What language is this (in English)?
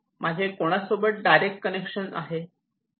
Marathi